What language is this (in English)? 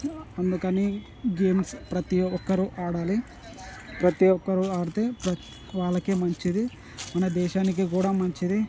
Telugu